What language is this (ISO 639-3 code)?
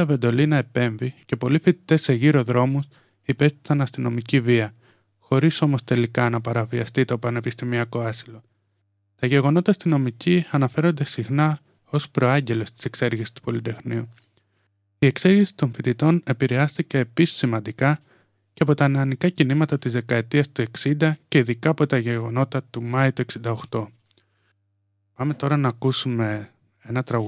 ell